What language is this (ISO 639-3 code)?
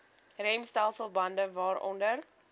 afr